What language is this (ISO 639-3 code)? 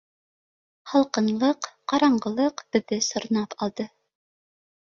bak